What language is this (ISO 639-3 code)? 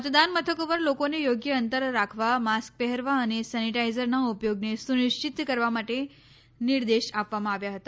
guj